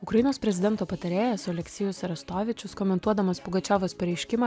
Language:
Lithuanian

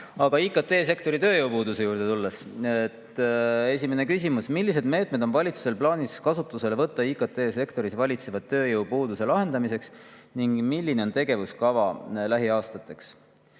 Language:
Estonian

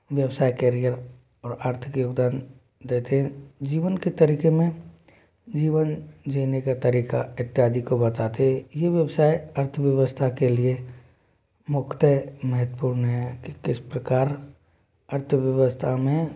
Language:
Hindi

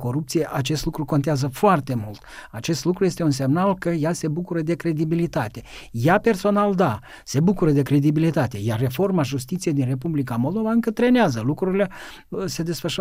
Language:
Romanian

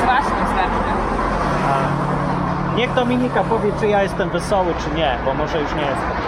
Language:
Polish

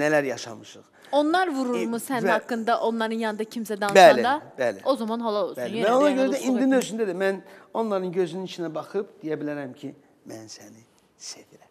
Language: Turkish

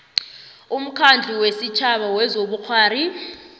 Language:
South Ndebele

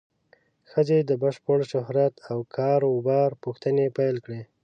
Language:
Pashto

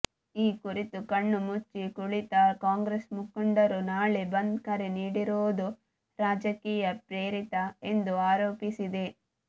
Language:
Kannada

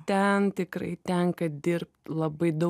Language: Lithuanian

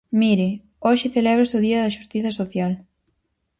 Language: Galician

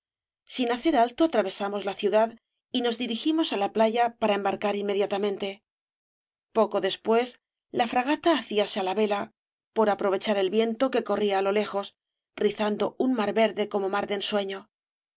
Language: Spanish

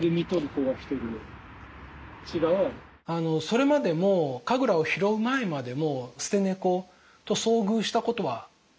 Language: Japanese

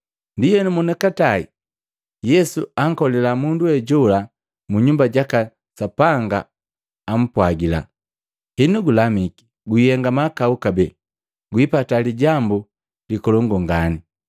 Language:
Matengo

